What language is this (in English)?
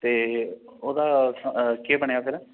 Dogri